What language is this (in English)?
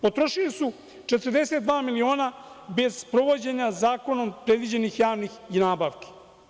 Serbian